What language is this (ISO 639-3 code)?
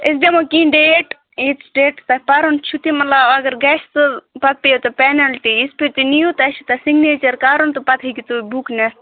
kas